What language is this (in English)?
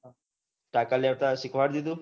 Gujarati